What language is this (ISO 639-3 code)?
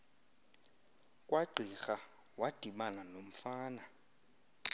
xho